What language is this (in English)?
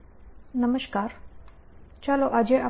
Gujarati